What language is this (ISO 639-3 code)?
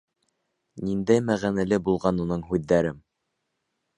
bak